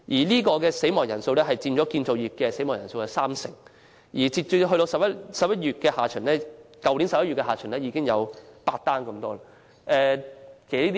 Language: Cantonese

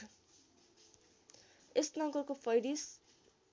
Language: Nepali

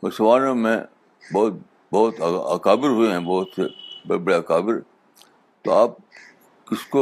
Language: Urdu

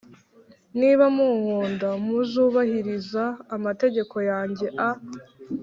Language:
Kinyarwanda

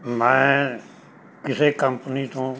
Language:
Punjabi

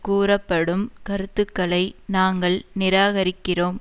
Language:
Tamil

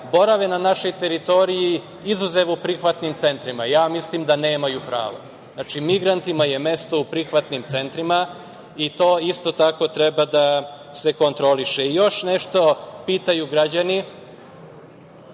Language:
Serbian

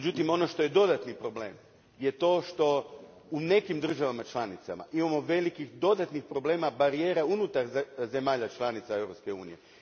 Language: Croatian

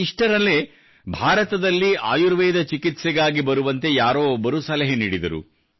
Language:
Kannada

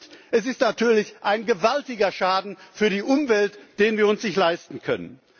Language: German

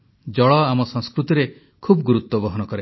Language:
Odia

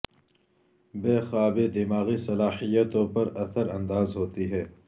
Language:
Urdu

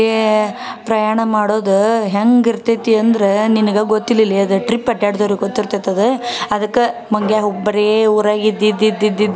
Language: Kannada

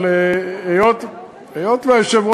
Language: Hebrew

